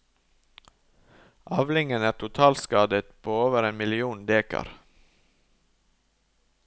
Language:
Norwegian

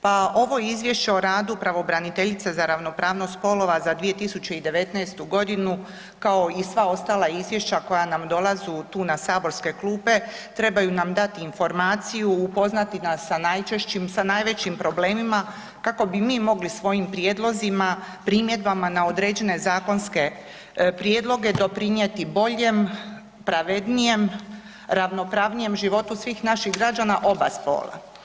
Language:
Croatian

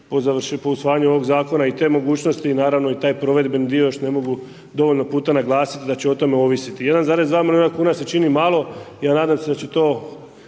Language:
Croatian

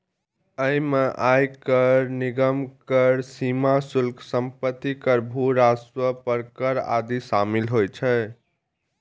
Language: Maithili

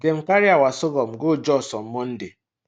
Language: Nigerian Pidgin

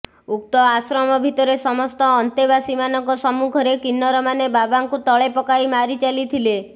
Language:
Odia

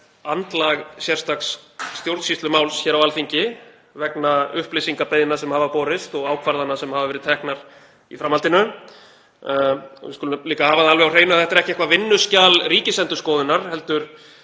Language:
Icelandic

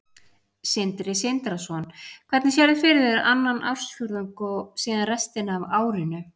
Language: Icelandic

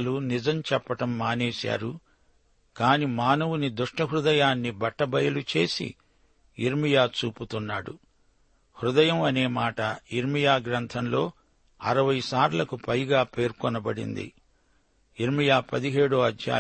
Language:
Telugu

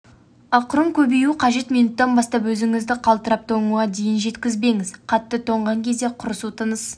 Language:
Kazakh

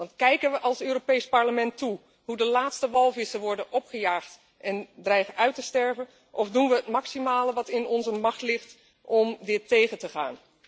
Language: Dutch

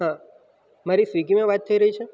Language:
Gujarati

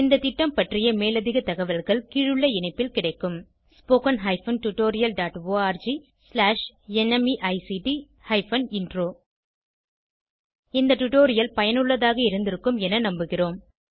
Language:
Tamil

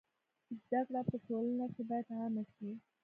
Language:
Pashto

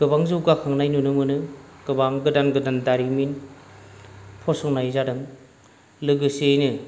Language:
Bodo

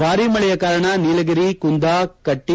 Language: Kannada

